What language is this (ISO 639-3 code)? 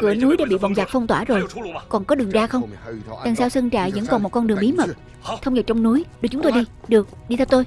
vie